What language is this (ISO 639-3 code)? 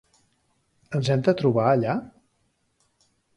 cat